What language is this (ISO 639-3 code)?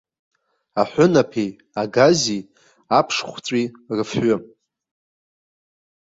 abk